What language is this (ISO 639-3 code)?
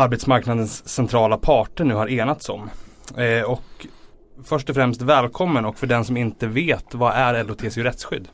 swe